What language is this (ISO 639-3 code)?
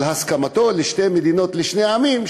heb